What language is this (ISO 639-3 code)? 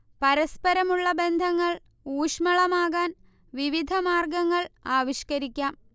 mal